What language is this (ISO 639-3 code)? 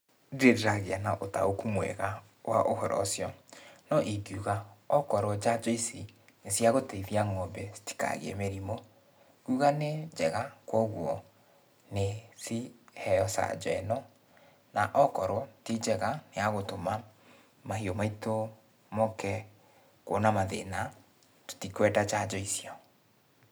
kik